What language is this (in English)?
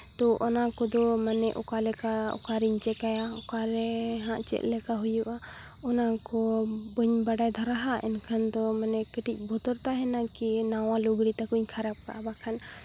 Santali